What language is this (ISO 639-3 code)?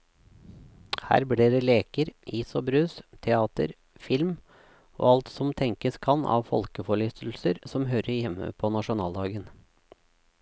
nor